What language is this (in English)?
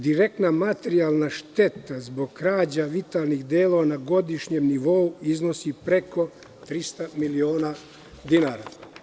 Serbian